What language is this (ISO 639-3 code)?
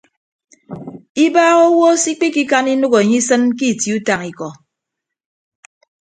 ibb